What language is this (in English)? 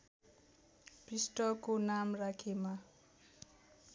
Nepali